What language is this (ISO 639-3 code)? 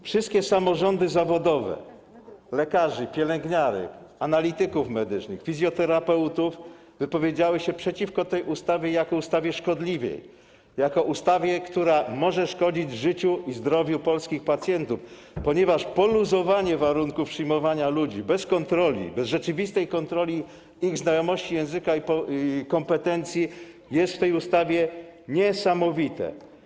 pol